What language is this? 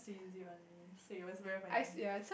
English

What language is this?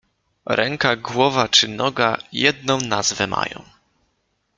Polish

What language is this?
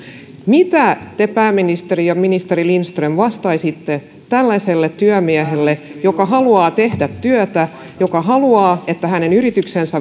Finnish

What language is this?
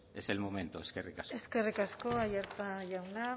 Basque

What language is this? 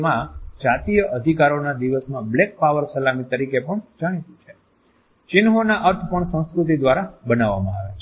Gujarati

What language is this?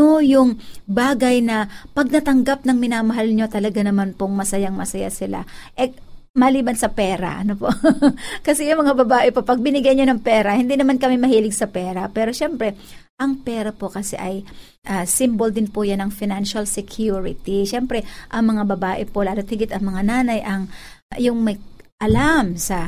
Filipino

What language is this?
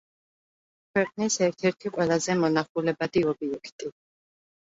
Georgian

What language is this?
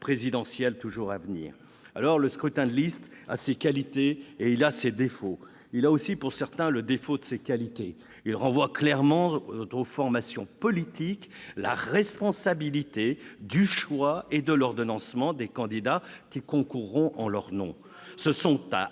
French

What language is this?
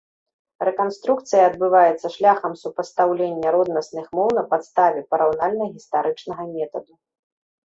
Belarusian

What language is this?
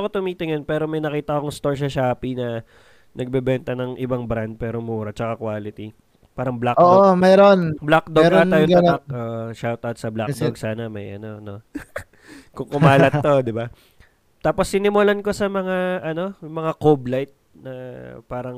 Filipino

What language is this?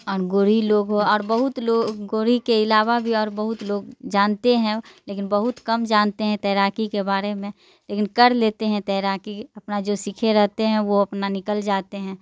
Urdu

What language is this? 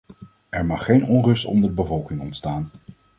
Dutch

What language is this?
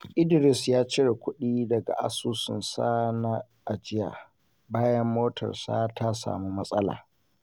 Hausa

